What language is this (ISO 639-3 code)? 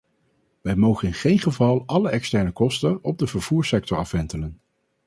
nld